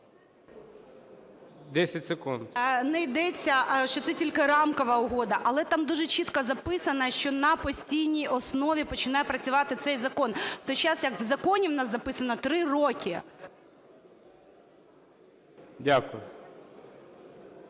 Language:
Ukrainian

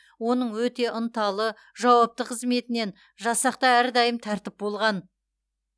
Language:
Kazakh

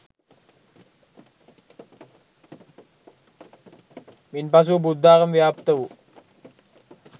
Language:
Sinhala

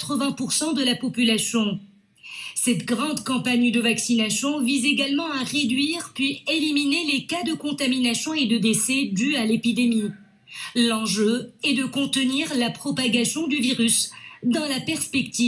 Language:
French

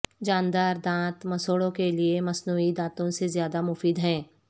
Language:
Urdu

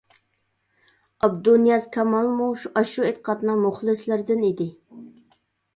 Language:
Uyghur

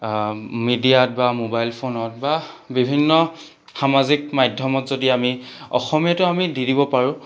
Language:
Assamese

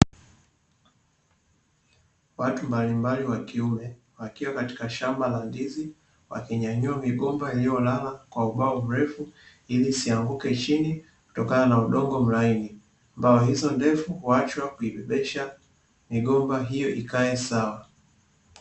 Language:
Swahili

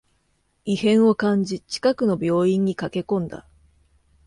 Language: Japanese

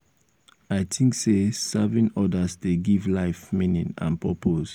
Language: Nigerian Pidgin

